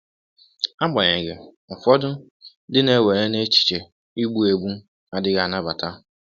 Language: Igbo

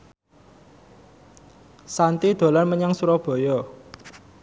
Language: Javanese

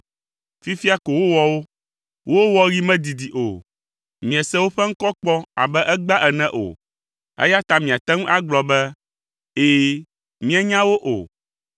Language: Ewe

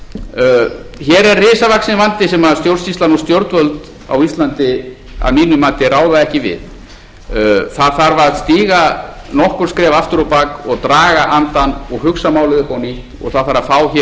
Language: Icelandic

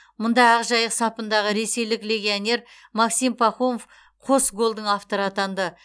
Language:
Kazakh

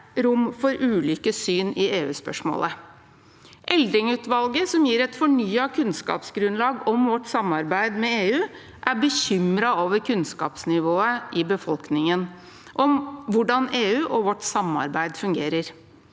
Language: Norwegian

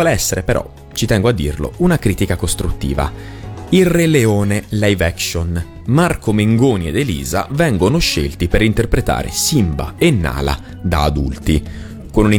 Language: Italian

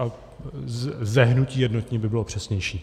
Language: Czech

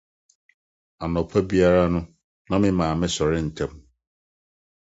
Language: Akan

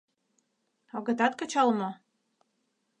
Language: Mari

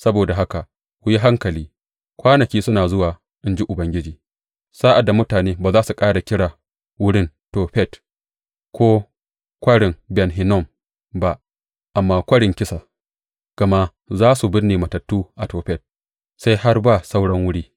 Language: Hausa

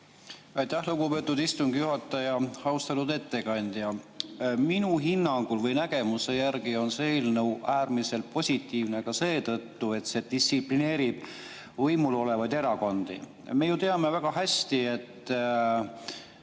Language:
Estonian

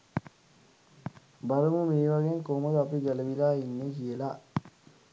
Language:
Sinhala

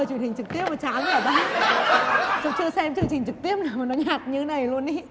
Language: Vietnamese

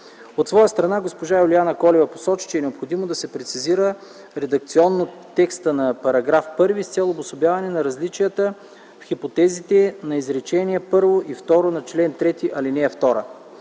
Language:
Bulgarian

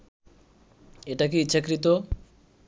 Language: Bangla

